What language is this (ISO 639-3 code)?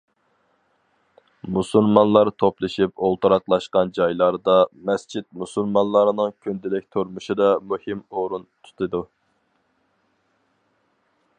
uig